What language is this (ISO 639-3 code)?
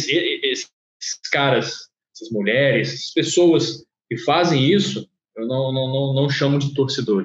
por